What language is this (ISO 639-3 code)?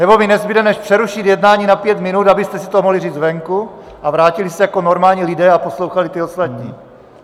ces